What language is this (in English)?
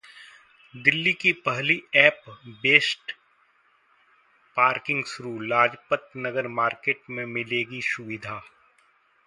Hindi